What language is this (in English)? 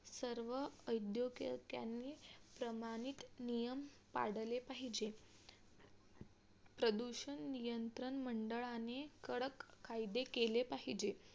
Marathi